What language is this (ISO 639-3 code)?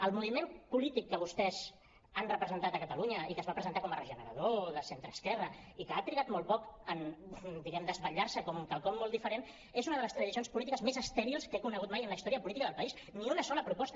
cat